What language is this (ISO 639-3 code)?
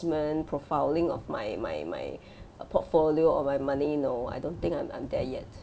eng